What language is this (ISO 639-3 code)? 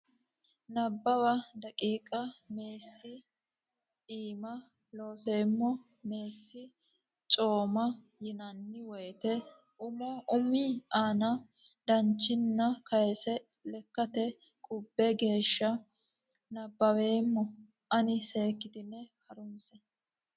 sid